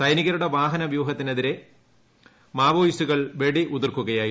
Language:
Malayalam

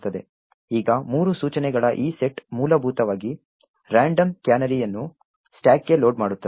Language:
Kannada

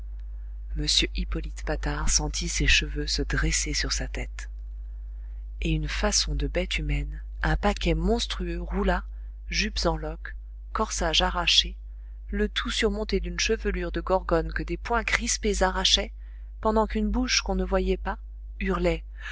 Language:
French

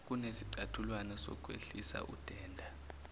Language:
Zulu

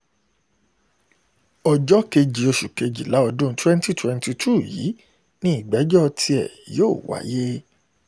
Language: Yoruba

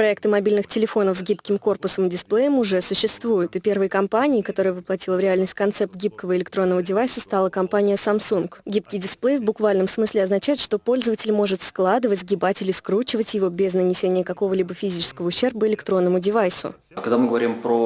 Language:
Russian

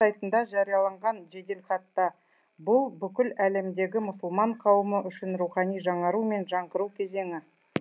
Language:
Kazakh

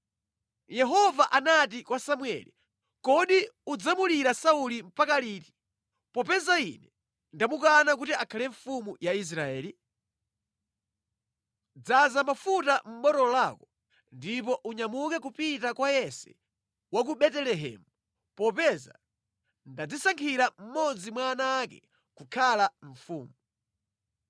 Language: Nyanja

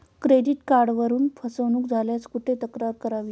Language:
Marathi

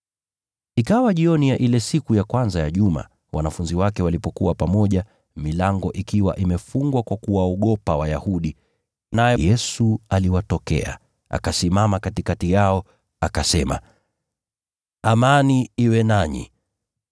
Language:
Swahili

